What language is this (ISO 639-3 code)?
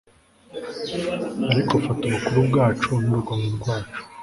kin